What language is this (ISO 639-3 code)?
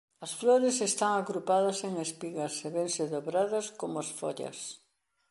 glg